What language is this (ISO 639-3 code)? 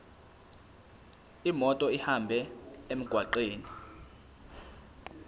zul